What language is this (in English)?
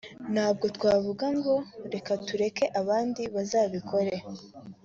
Kinyarwanda